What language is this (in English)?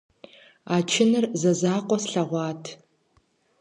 Kabardian